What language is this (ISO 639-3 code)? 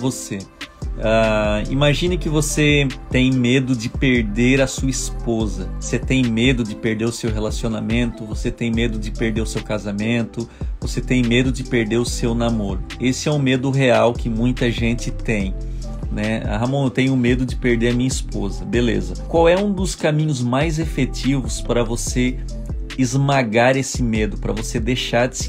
por